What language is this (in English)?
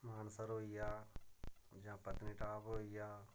Dogri